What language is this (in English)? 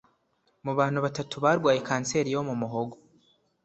Kinyarwanda